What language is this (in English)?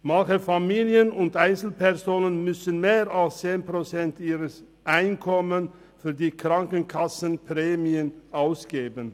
Swiss German